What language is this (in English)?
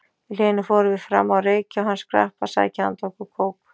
Icelandic